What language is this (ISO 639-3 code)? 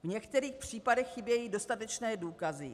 ces